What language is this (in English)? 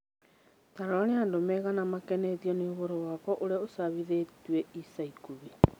Kikuyu